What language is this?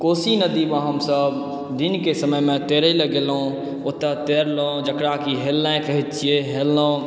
Maithili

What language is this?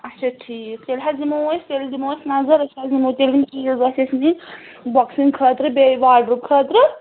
Kashmiri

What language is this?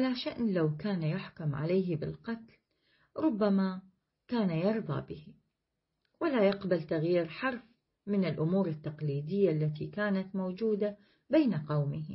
Arabic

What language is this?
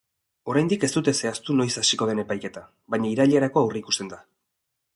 Basque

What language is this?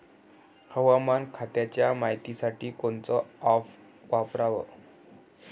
Marathi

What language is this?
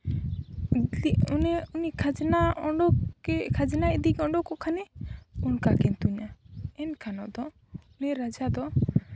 Santali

